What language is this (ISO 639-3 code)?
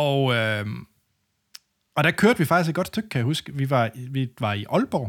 dan